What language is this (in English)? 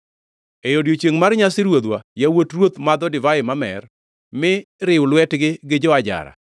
Luo (Kenya and Tanzania)